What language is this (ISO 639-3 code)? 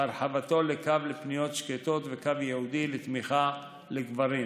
heb